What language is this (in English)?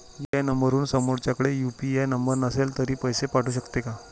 Marathi